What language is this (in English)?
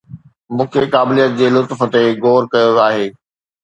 Sindhi